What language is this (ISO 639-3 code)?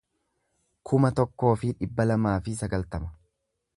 orm